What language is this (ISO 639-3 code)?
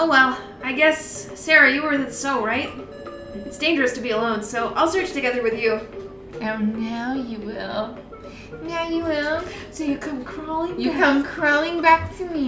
eng